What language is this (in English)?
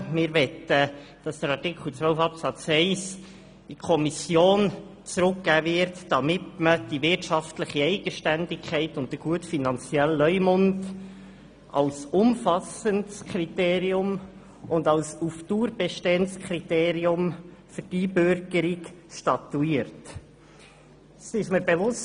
Swiss German